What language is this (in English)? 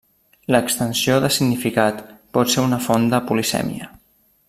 Catalan